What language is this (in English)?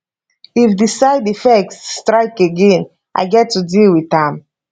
Nigerian Pidgin